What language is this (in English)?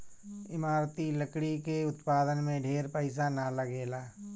Bhojpuri